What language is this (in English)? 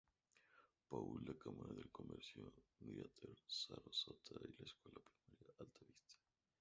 Spanish